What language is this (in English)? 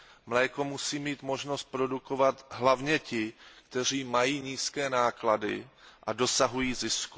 Czech